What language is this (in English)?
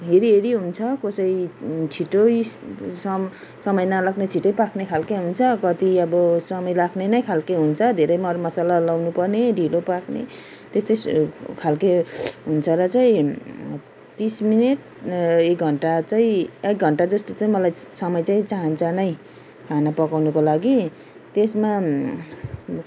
Nepali